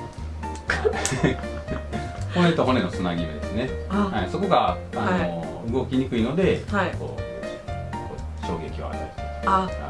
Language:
Japanese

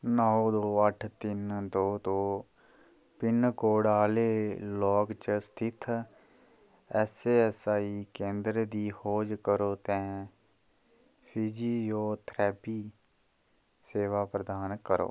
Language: Dogri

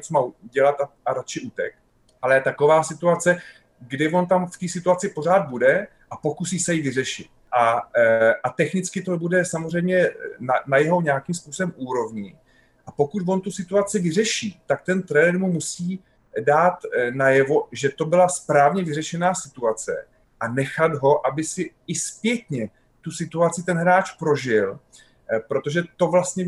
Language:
Czech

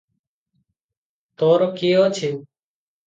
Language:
Odia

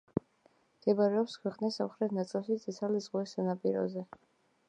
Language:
Georgian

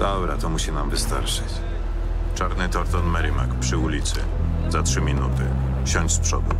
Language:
Polish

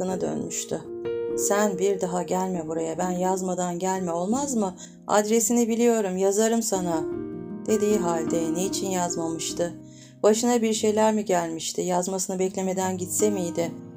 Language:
Turkish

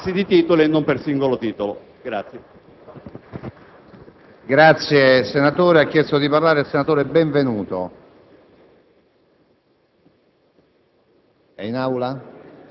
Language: Italian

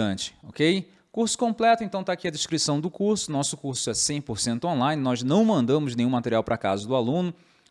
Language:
Portuguese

